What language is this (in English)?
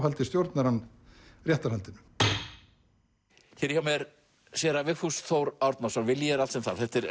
Icelandic